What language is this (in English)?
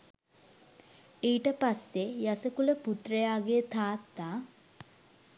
Sinhala